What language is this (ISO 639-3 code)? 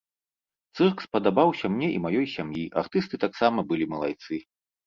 bel